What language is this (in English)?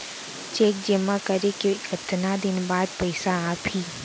Chhattisgarhi